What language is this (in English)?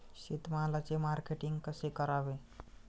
Marathi